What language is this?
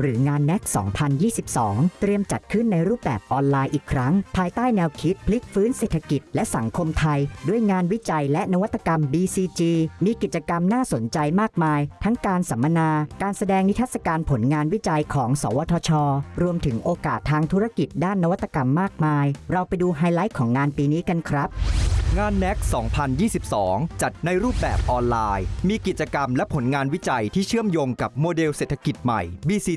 Thai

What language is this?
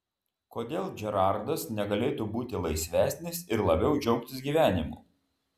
Lithuanian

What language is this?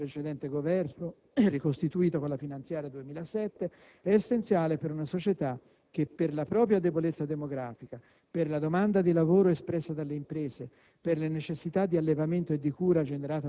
Italian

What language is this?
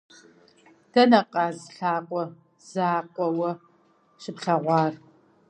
Kabardian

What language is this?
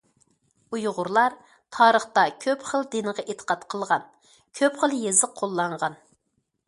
Uyghur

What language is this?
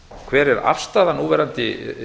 Icelandic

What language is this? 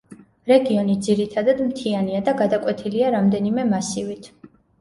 Georgian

